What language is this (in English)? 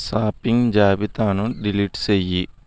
Telugu